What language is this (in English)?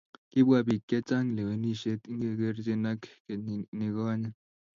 Kalenjin